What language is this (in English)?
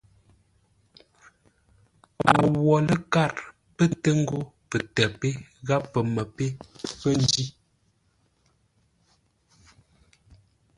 Ngombale